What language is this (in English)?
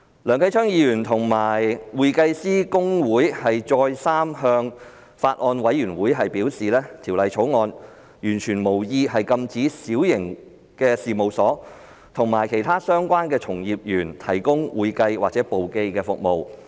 Cantonese